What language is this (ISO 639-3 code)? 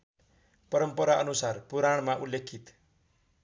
nep